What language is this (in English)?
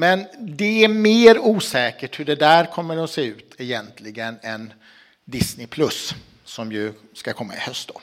Swedish